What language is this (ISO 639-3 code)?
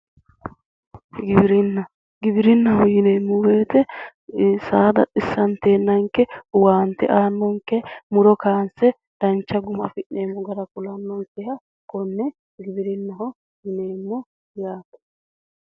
sid